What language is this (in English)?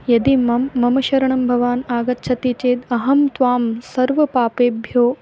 Sanskrit